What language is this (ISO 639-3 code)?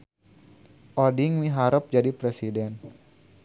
sun